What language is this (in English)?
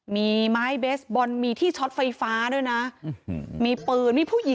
Thai